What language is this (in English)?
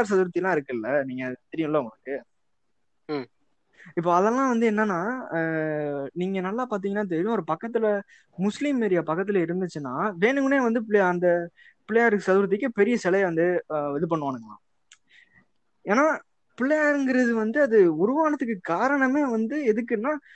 Tamil